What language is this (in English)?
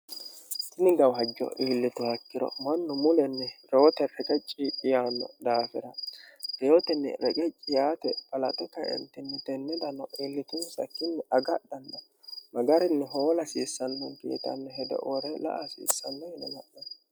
Sidamo